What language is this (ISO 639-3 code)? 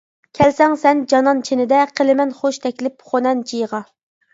uig